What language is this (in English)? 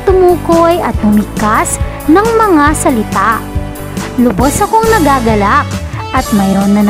Filipino